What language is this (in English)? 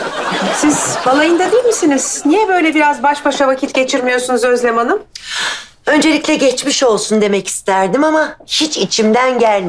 Turkish